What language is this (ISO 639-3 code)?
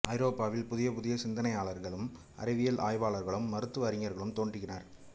tam